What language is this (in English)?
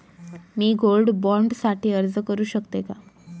Marathi